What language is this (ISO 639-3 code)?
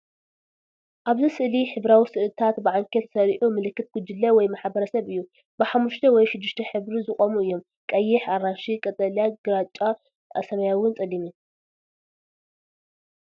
tir